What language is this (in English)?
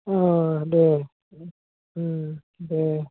Bodo